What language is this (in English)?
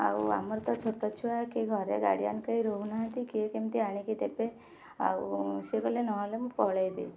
Odia